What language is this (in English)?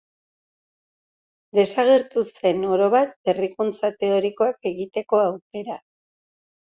Basque